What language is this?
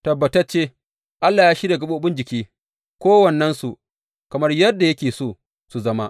Hausa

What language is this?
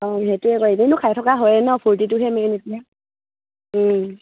Assamese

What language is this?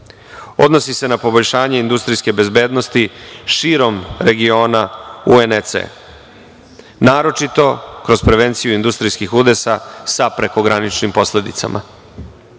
Serbian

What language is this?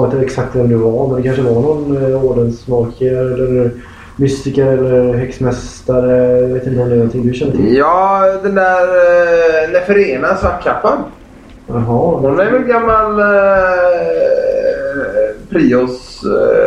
Swedish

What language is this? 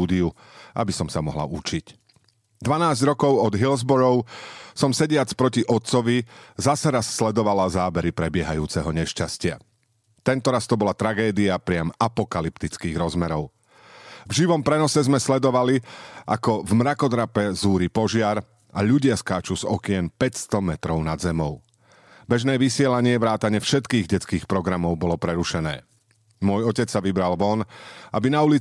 Slovak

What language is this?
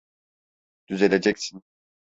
Turkish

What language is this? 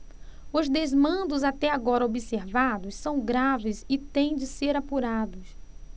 Portuguese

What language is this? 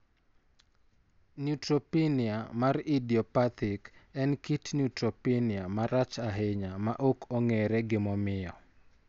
Luo (Kenya and Tanzania)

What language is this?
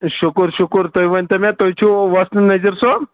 Kashmiri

